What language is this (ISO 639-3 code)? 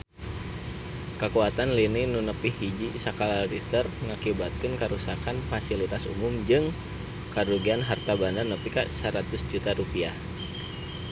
sun